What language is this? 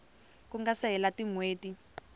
Tsonga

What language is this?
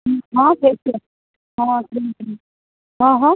Gujarati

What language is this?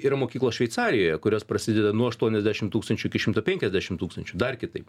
Lithuanian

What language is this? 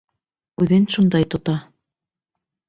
Bashkir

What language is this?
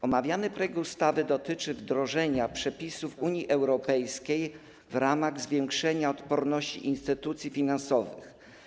Polish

